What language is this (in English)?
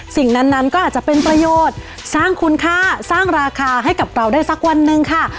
Thai